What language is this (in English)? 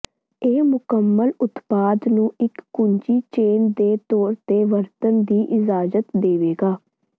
Punjabi